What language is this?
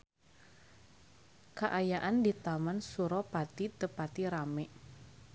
Sundanese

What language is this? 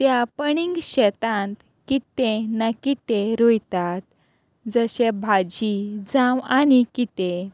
Konkani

